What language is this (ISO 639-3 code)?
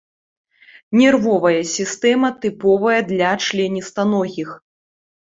bel